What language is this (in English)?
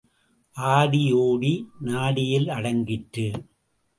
Tamil